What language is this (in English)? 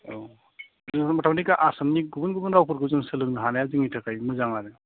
Bodo